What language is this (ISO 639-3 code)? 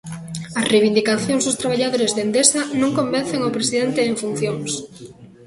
glg